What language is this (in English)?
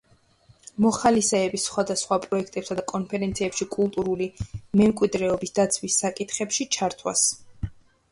Georgian